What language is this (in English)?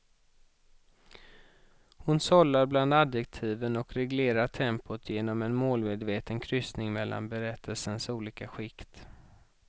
Swedish